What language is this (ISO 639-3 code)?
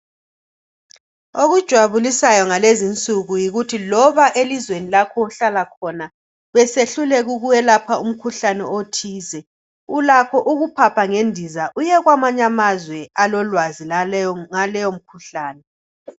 nde